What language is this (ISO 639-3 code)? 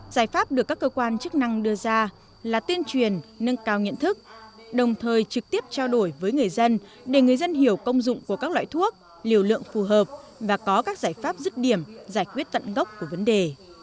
vie